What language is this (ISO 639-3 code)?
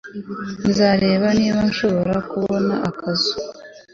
kin